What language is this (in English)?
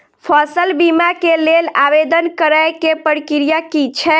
Maithili